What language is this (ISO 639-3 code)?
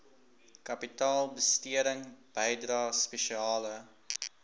afr